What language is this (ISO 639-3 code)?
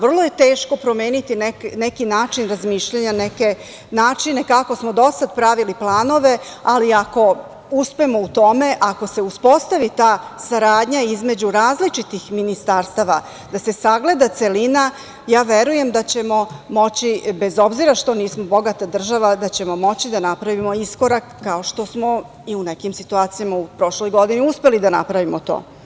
srp